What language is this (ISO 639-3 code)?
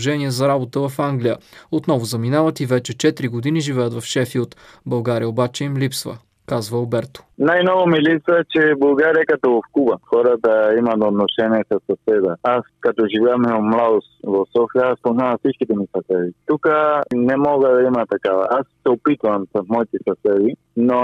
bul